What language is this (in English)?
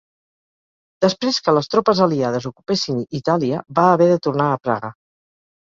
Catalan